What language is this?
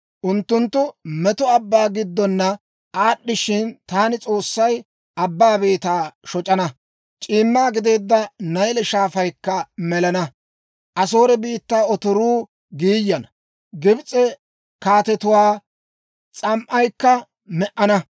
Dawro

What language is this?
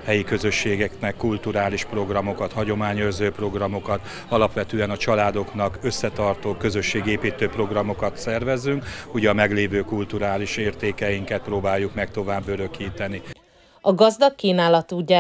Hungarian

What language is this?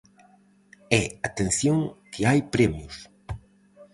Galician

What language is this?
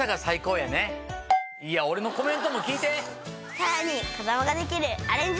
Japanese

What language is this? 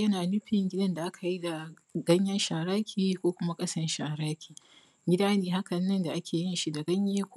Hausa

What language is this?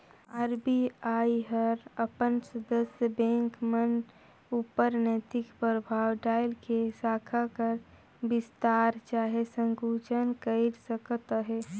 Chhattisgarhi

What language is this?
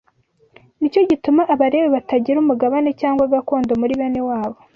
Kinyarwanda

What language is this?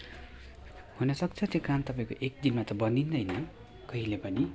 Nepali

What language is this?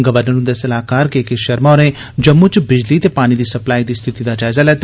Dogri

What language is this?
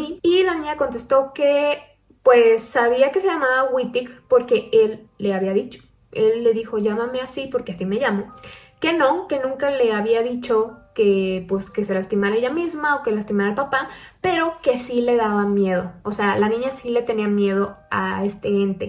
Spanish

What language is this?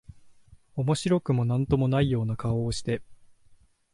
Japanese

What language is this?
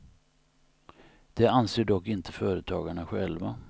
Swedish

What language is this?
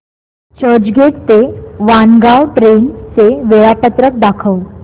Marathi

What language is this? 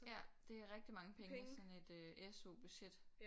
Danish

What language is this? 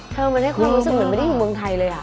Thai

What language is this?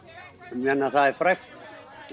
Icelandic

